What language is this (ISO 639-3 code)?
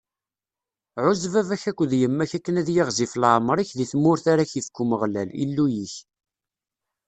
kab